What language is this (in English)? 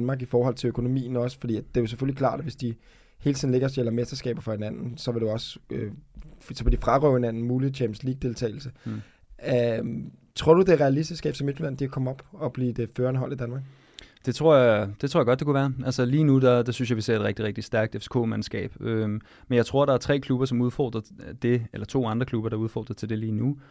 Danish